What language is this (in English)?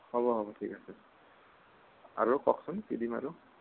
Assamese